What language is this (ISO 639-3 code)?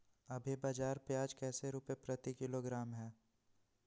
mag